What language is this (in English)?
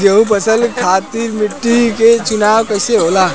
Bhojpuri